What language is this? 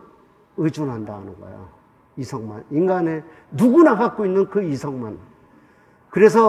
Korean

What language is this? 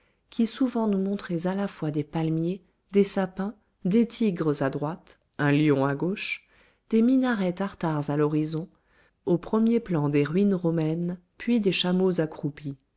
French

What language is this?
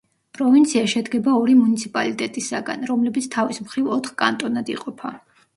Georgian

